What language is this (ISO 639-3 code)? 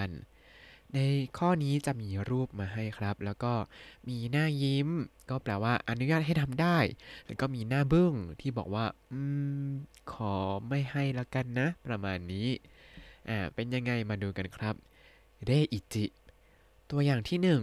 tha